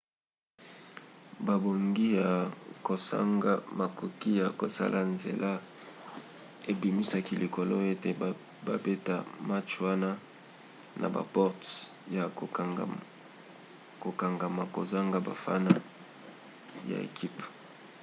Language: Lingala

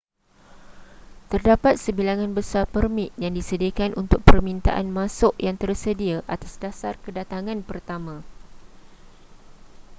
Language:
Malay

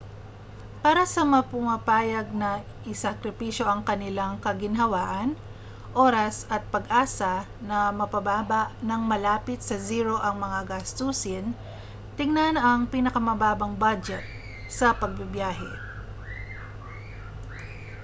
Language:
Filipino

